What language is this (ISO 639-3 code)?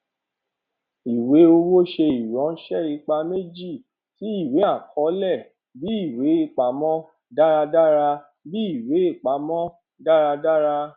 yor